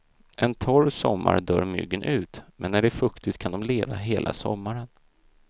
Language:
Swedish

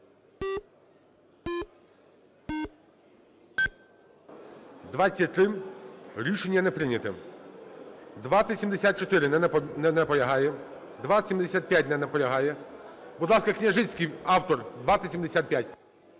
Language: Ukrainian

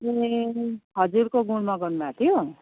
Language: Nepali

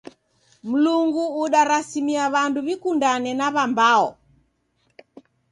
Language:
Taita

